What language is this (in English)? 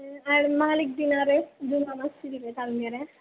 Malayalam